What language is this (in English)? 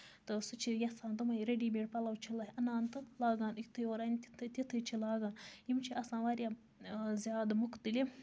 Kashmiri